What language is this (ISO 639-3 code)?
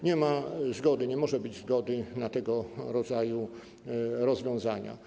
pol